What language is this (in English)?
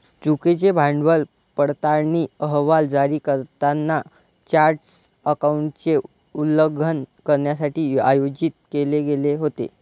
Marathi